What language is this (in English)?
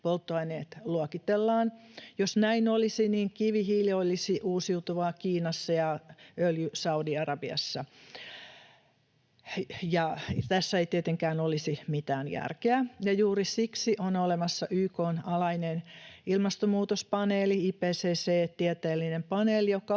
Finnish